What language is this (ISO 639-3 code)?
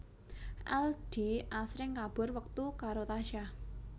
jav